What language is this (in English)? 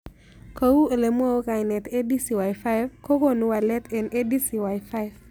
Kalenjin